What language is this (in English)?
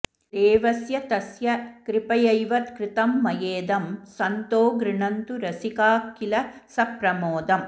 Sanskrit